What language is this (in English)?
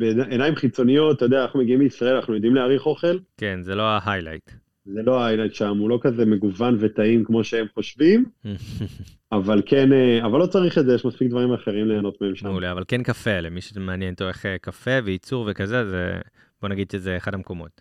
Hebrew